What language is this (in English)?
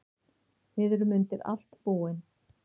Icelandic